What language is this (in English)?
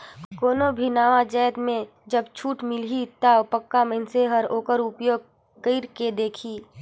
Chhattisgarhi